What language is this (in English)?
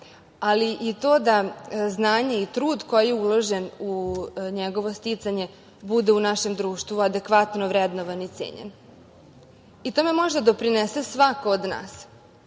Serbian